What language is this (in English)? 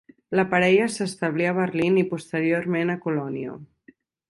Catalan